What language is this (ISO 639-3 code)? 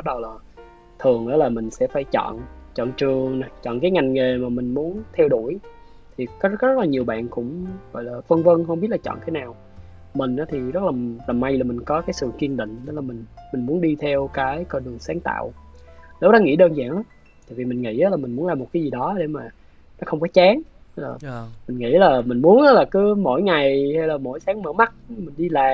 vie